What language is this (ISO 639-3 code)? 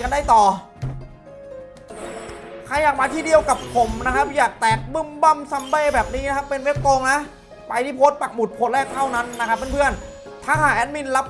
tha